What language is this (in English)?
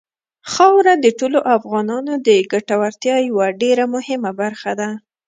Pashto